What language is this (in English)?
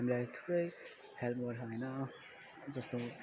Nepali